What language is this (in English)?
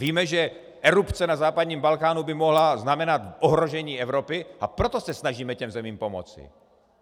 Czech